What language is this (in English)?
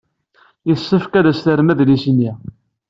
Kabyle